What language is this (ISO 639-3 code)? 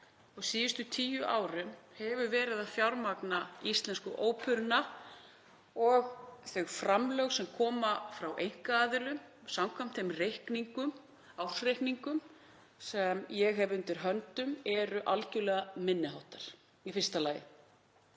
isl